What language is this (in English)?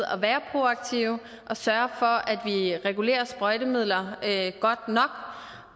Danish